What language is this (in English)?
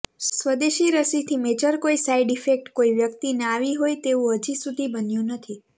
Gujarati